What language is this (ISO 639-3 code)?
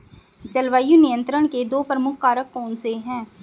hin